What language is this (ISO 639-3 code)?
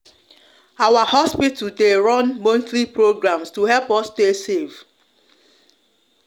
pcm